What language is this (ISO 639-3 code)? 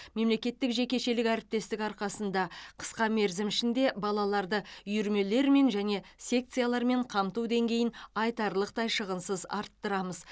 kaz